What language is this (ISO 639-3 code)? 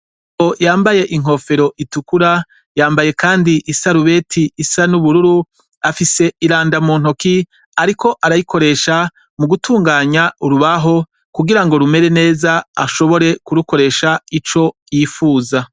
run